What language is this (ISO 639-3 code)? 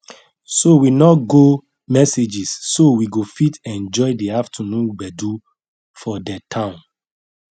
pcm